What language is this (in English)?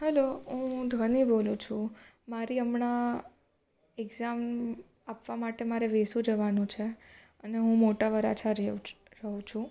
Gujarati